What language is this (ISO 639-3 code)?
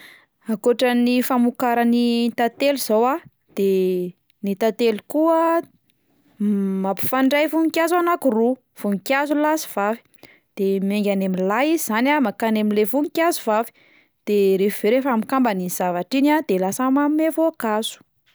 mlg